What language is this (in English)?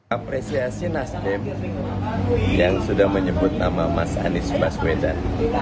Indonesian